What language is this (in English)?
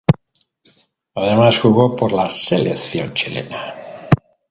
Spanish